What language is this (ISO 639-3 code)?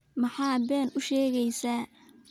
som